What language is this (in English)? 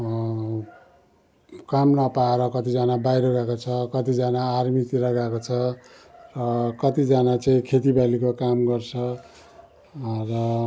Nepali